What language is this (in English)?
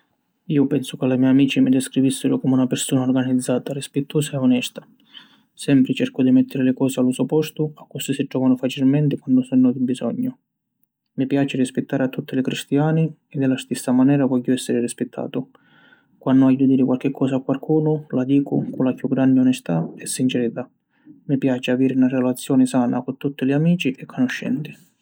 Sicilian